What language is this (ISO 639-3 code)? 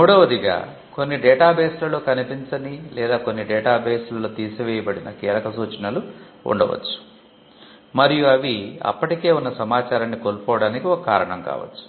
tel